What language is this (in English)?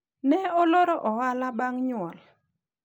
Luo (Kenya and Tanzania)